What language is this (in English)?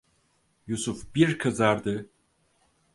Turkish